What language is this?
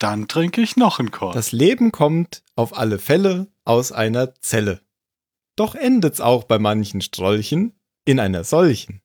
German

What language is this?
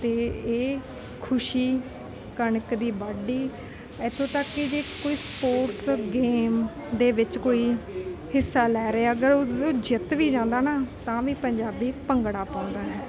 Punjabi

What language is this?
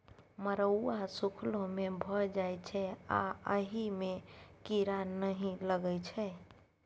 Maithili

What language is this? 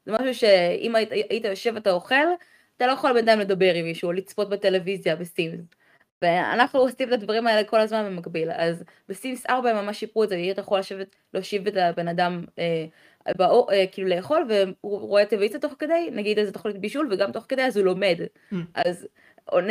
Hebrew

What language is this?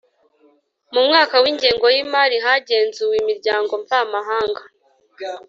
Kinyarwanda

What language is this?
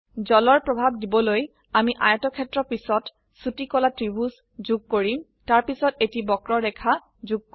Assamese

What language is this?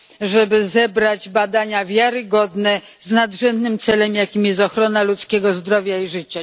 Polish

